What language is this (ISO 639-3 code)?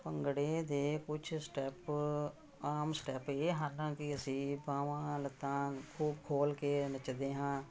pan